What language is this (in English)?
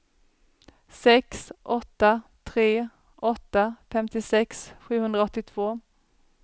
Swedish